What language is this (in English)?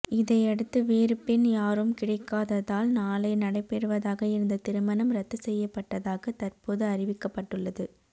Tamil